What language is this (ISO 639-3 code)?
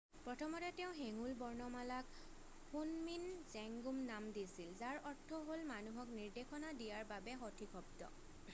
asm